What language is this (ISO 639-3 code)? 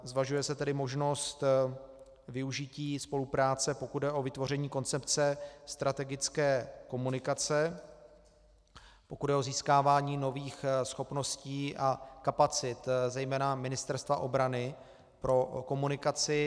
ces